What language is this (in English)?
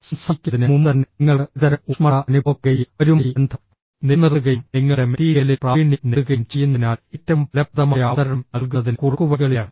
Malayalam